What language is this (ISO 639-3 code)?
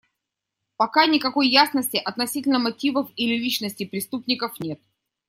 rus